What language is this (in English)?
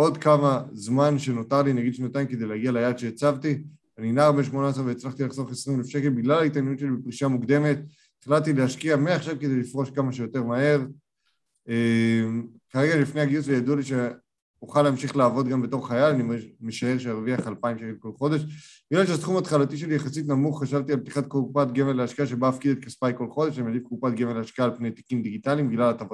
Hebrew